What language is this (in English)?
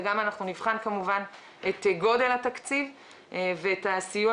Hebrew